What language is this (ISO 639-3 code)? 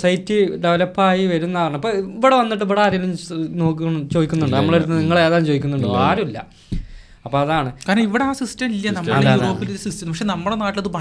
mal